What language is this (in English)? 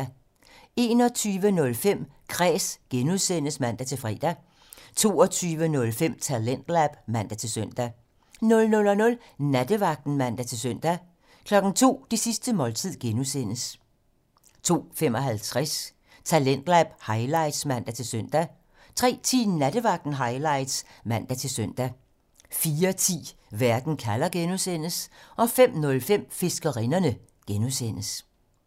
Danish